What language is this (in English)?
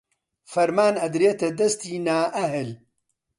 Central Kurdish